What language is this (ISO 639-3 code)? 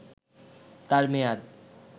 ben